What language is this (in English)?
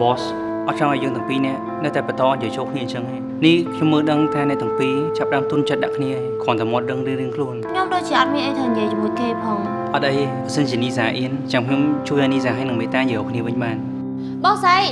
Vietnamese